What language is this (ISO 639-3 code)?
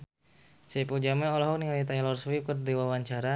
sun